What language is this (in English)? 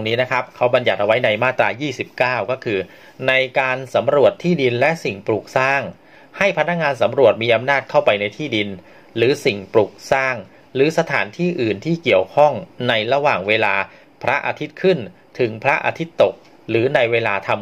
Thai